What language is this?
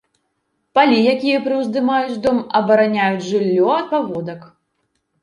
Belarusian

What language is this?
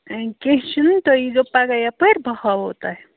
Kashmiri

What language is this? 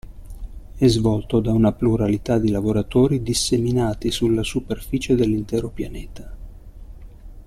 Italian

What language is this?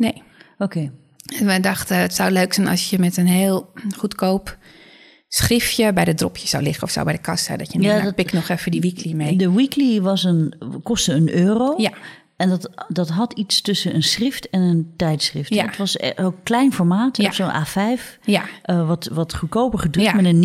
Dutch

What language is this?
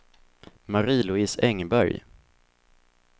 Swedish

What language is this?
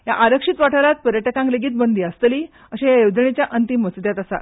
Konkani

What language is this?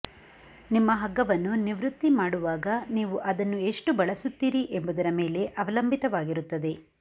Kannada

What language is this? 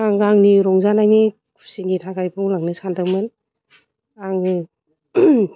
Bodo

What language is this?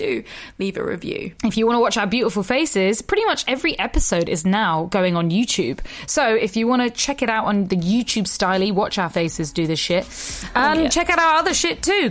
English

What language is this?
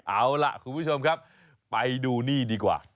Thai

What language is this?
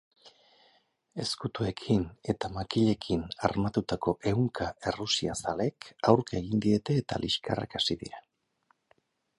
Basque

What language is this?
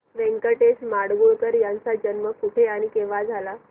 Marathi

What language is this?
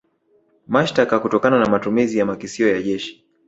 Swahili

